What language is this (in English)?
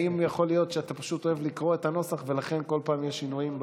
Hebrew